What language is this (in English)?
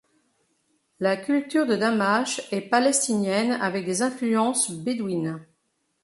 French